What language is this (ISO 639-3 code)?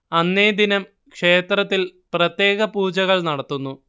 mal